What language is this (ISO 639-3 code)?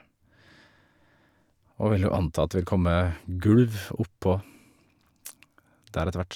nor